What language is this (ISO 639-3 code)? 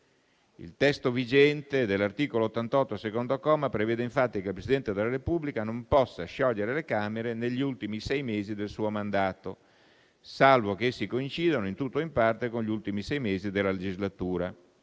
ita